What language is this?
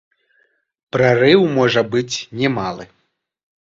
Belarusian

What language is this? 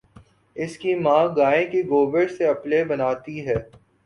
Urdu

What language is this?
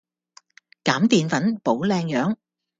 Cantonese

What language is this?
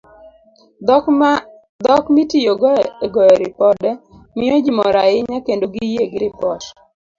Luo (Kenya and Tanzania)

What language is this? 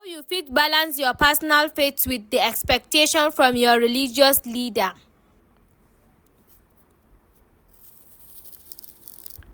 Nigerian Pidgin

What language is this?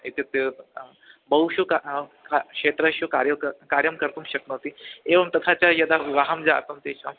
Sanskrit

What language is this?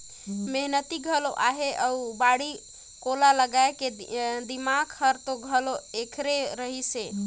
Chhattisgarhi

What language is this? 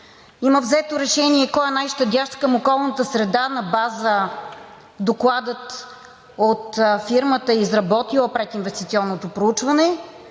Bulgarian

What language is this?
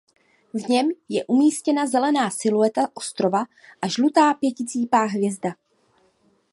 Czech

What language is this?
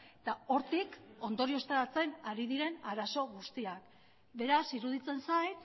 Basque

